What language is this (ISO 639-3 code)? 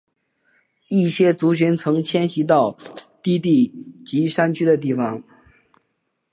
zho